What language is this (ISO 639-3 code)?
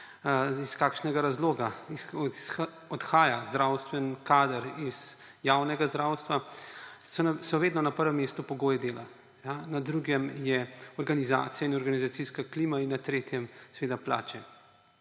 slv